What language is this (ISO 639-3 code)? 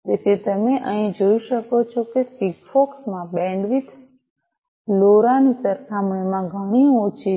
guj